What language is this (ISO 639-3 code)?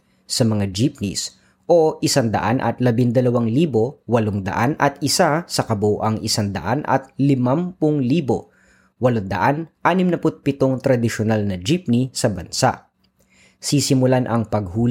fil